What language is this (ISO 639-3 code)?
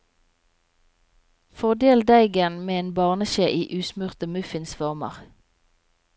nor